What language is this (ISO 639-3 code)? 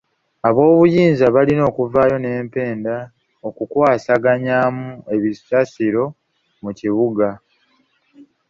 lug